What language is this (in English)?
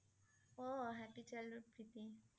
Assamese